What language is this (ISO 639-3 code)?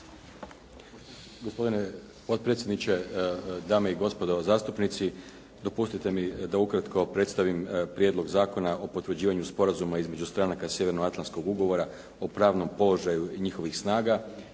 hrv